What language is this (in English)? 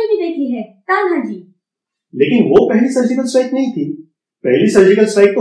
Hindi